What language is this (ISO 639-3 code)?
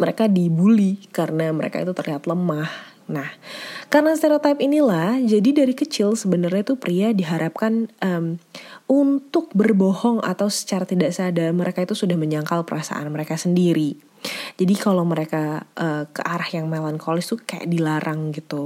ind